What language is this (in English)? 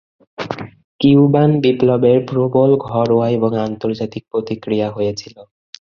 Bangla